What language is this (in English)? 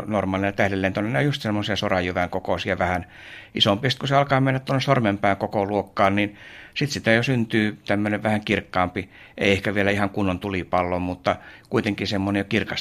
Finnish